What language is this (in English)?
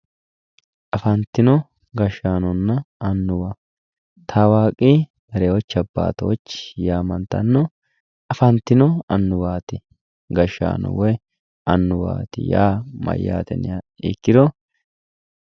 Sidamo